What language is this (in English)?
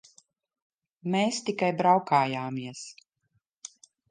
Latvian